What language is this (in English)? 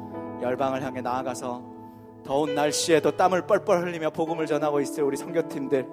Korean